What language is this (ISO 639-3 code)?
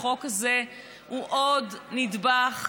heb